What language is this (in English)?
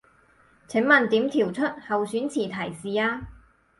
Cantonese